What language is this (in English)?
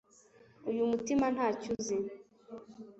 Kinyarwanda